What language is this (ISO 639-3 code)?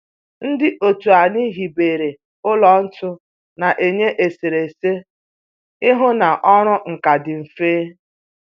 ibo